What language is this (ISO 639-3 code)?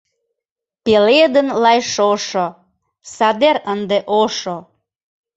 chm